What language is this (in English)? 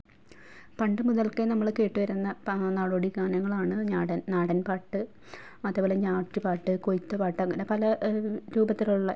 Malayalam